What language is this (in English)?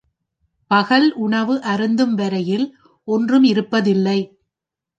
Tamil